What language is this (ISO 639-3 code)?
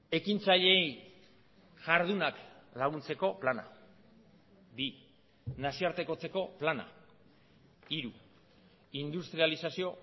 eus